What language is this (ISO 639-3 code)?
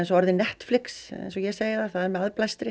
isl